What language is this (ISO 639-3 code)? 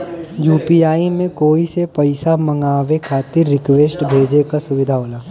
bho